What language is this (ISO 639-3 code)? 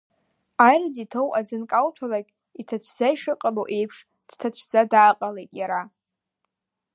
abk